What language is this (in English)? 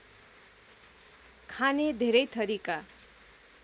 Nepali